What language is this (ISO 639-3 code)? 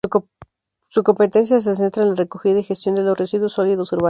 spa